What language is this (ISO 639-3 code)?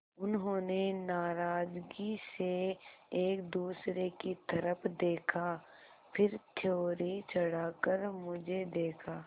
hin